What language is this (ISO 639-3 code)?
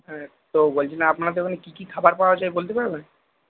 ben